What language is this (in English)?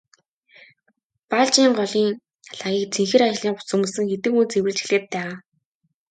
Mongolian